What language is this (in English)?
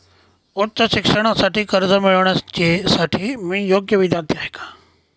Marathi